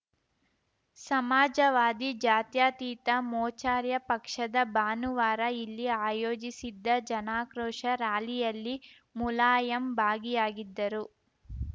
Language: Kannada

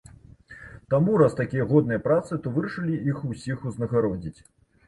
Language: Belarusian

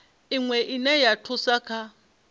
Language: Venda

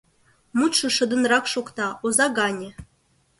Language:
Mari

